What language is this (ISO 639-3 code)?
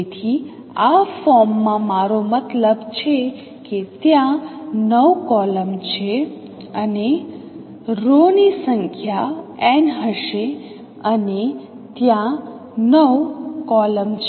guj